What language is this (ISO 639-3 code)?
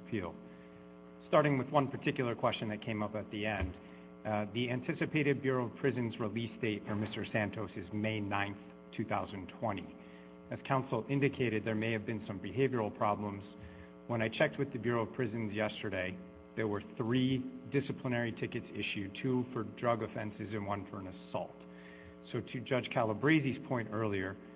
eng